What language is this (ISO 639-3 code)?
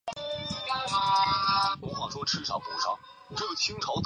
zho